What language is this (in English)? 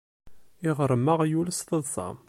Kabyle